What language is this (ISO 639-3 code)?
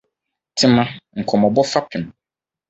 aka